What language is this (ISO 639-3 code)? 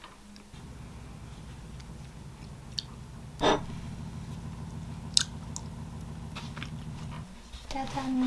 kor